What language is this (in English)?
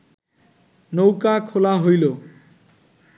Bangla